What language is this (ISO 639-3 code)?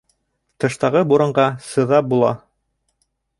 bak